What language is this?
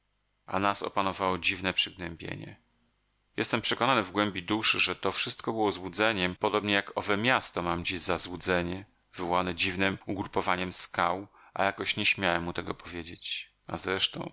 Polish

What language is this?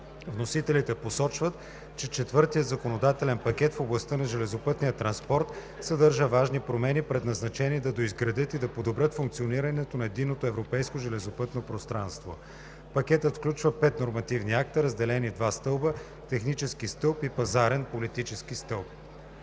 Bulgarian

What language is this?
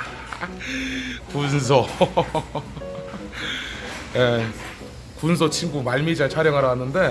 Korean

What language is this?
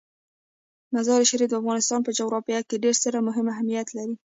Pashto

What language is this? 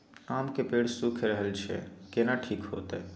Maithili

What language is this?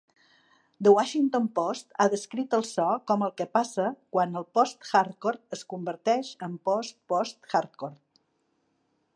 Catalan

